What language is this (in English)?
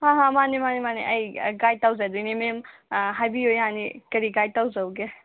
Manipuri